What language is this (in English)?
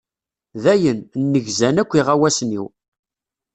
Kabyle